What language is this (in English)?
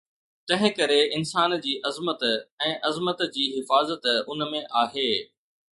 Sindhi